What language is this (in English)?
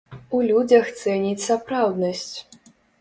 Belarusian